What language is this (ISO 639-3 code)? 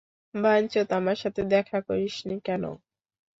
ben